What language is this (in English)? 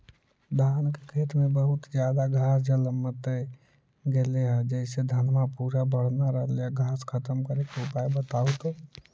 Magahi